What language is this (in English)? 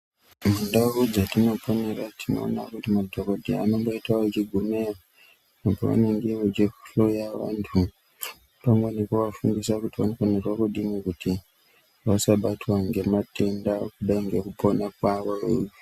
Ndau